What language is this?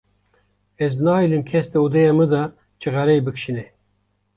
Kurdish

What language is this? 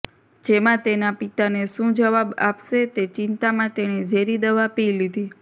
Gujarati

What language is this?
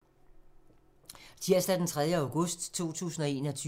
Danish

